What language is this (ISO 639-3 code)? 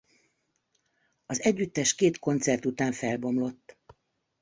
hun